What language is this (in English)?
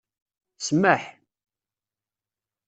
Kabyle